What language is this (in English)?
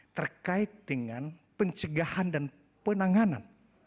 Indonesian